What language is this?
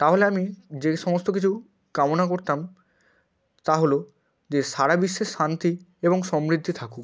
Bangla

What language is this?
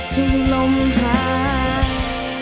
Thai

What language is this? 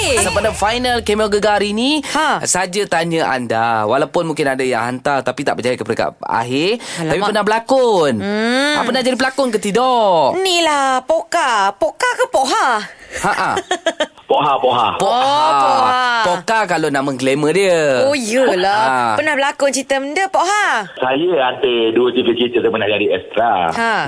Malay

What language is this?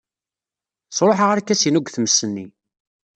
Kabyle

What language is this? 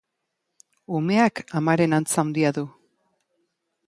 Basque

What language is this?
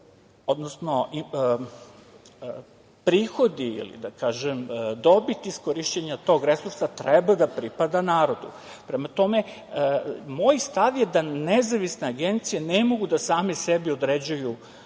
Serbian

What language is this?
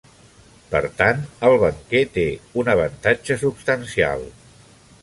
Catalan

